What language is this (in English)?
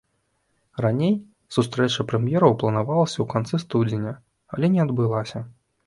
Belarusian